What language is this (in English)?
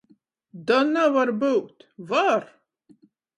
Latgalian